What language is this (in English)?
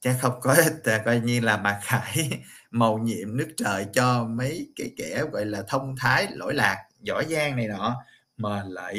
Vietnamese